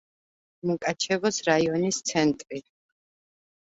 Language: Georgian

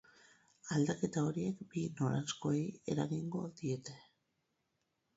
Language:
Basque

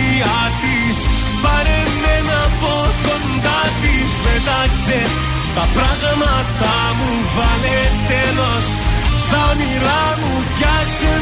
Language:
Greek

